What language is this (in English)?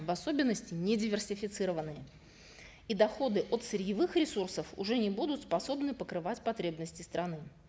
Kazakh